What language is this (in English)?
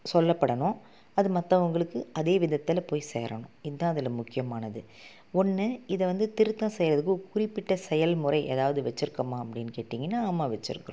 Tamil